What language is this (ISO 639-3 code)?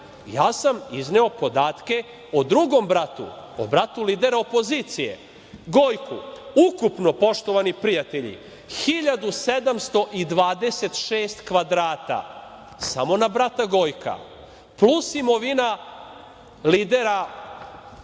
srp